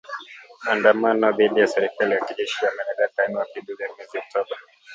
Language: Swahili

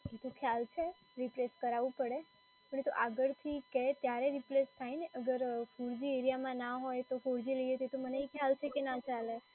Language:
Gujarati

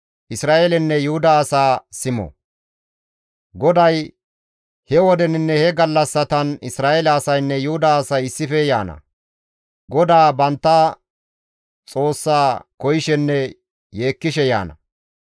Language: Gamo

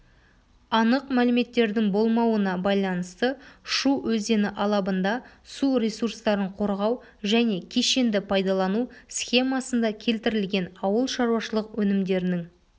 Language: Kazakh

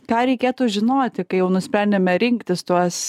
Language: Lithuanian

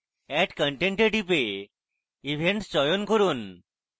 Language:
Bangla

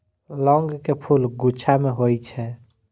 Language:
Maithili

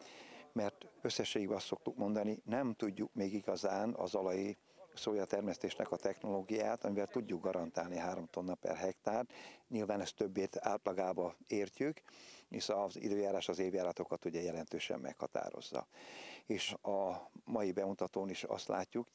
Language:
Hungarian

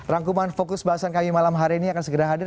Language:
Indonesian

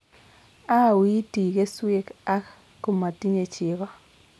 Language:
Kalenjin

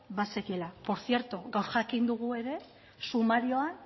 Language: Basque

